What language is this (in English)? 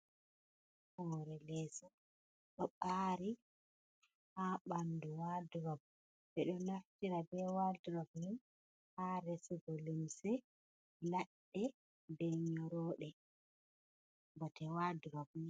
Fula